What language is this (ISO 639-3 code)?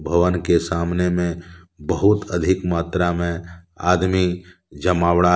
hin